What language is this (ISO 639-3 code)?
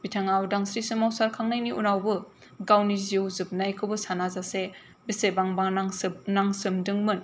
brx